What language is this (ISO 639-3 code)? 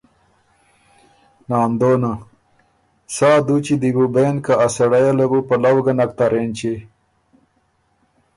oru